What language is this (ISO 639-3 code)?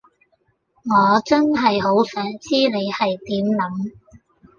yue